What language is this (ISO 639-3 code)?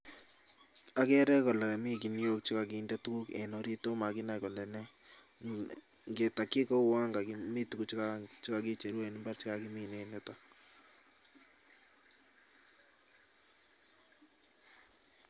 kln